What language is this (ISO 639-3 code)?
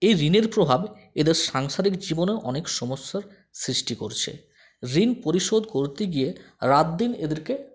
ben